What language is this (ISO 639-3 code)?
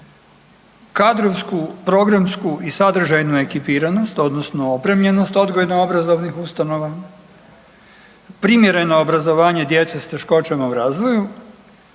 hrv